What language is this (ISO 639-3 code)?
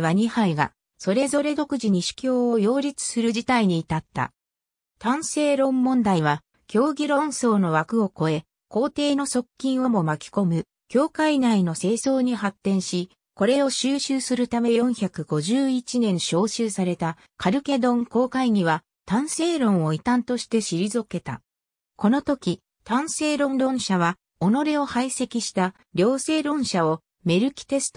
jpn